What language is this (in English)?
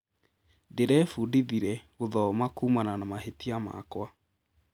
Kikuyu